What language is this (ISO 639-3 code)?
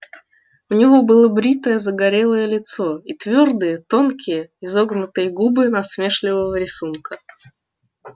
rus